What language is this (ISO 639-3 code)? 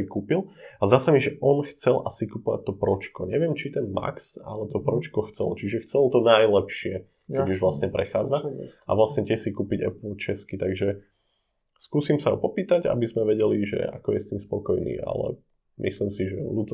slk